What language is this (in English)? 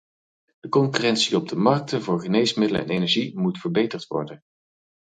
Dutch